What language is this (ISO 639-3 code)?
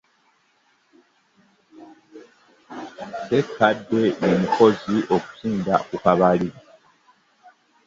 lug